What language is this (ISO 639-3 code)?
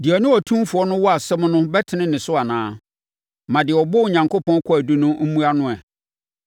aka